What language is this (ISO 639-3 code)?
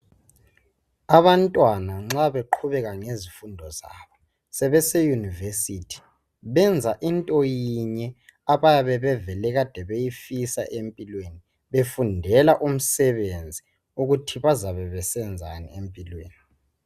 nde